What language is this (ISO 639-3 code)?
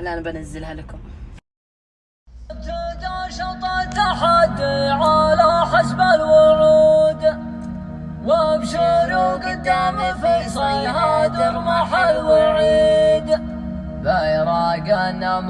ara